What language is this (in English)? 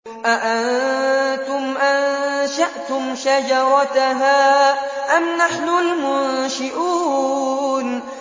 Arabic